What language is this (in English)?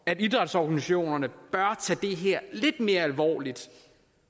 Danish